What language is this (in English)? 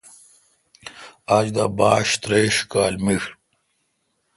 Kalkoti